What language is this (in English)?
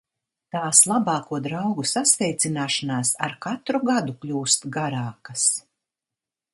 Latvian